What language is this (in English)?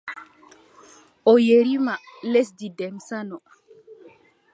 Adamawa Fulfulde